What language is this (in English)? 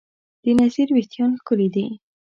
Pashto